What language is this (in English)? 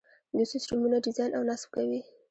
Pashto